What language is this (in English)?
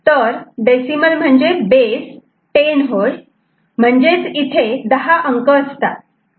Marathi